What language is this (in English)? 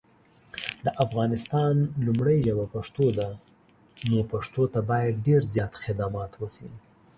Pashto